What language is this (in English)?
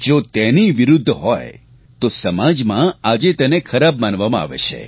Gujarati